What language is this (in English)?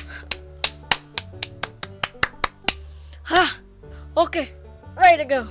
Indonesian